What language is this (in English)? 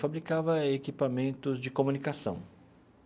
Portuguese